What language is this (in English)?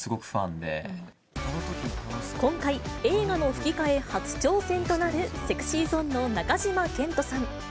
Japanese